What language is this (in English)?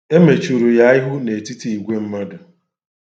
Igbo